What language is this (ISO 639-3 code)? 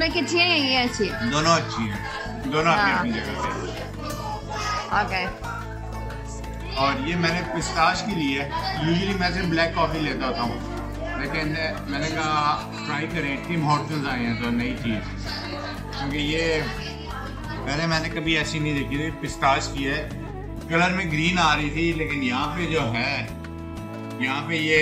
eng